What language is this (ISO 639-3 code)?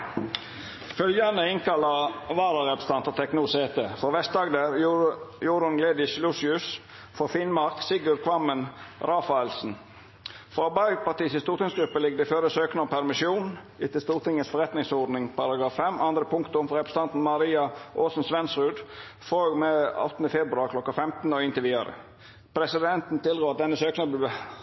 nno